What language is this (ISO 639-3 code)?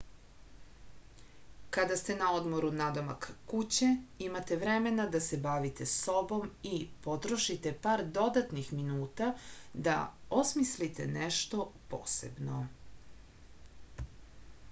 srp